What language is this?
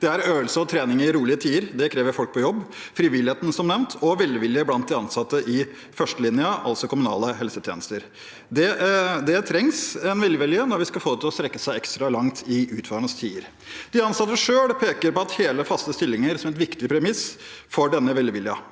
Norwegian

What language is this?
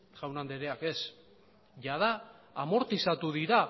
Basque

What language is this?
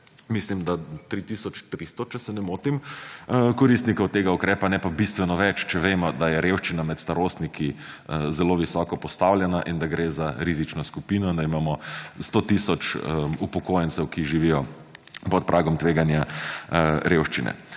Slovenian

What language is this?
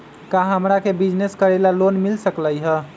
Magahi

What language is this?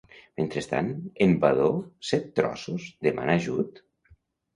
Catalan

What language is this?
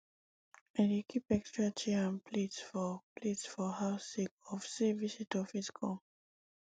Nigerian Pidgin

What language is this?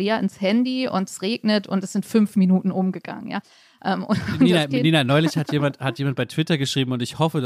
German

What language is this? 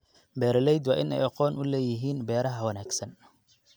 Somali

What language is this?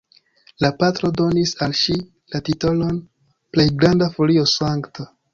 Esperanto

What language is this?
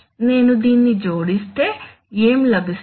Telugu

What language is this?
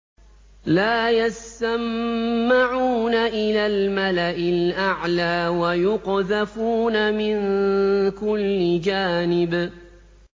Arabic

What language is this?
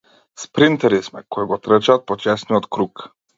Macedonian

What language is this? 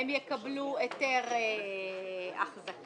Hebrew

